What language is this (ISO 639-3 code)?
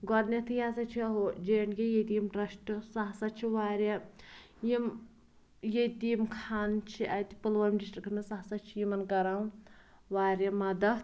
kas